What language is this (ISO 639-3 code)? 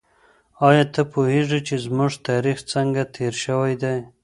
pus